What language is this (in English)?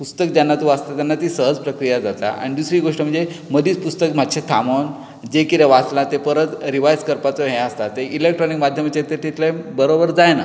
Konkani